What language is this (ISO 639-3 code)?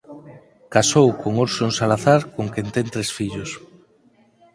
glg